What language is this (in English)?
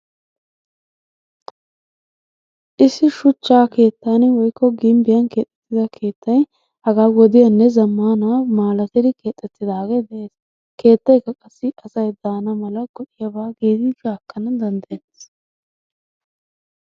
Wolaytta